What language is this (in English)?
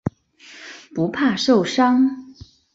Chinese